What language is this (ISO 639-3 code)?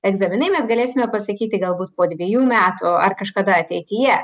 lit